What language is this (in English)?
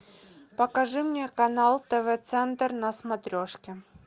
Russian